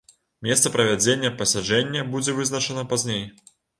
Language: Belarusian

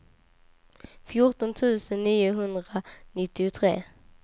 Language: Swedish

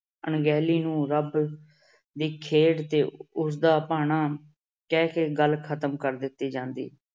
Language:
Punjabi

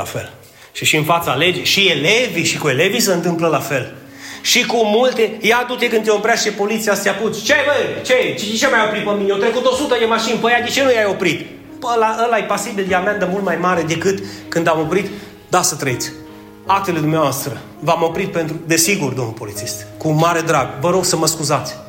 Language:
Romanian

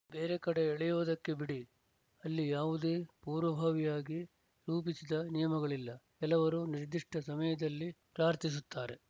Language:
Kannada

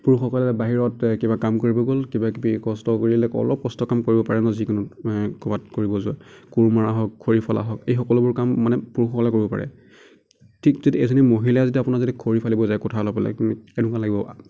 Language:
Assamese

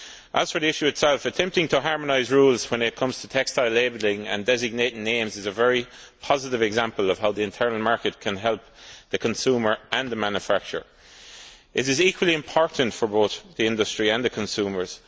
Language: English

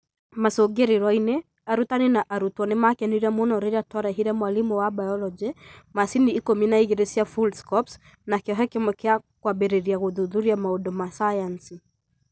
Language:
Kikuyu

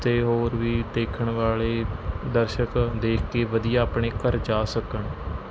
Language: Punjabi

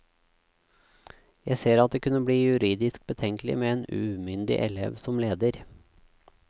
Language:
Norwegian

